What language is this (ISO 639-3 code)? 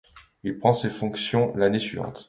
fra